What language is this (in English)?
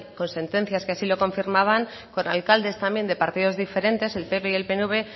Spanish